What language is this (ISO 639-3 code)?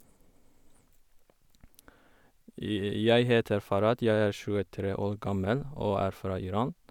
nor